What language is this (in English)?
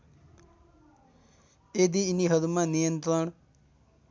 Nepali